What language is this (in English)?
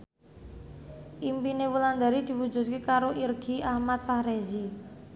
Javanese